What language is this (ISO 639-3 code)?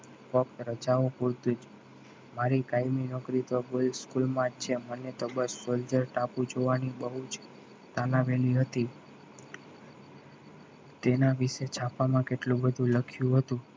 guj